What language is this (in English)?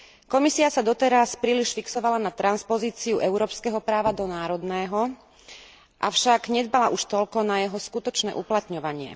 Slovak